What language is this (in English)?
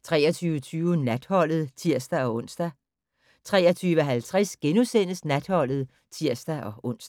Danish